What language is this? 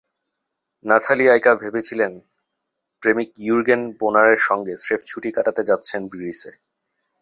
Bangla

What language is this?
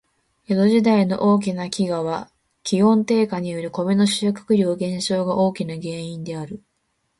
Japanese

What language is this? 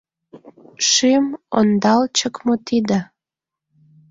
Mari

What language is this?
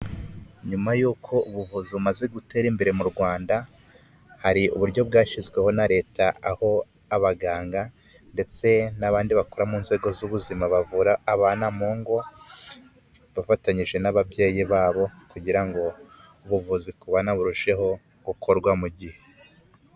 Kinyarwanda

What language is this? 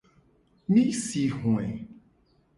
Gen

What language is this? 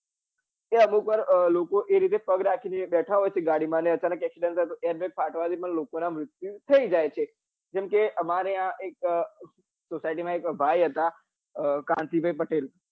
Gujarati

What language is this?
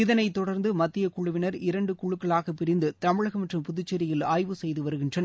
Tamil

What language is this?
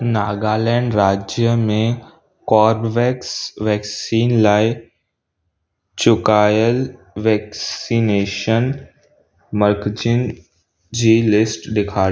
Sindhi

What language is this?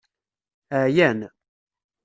Kabyle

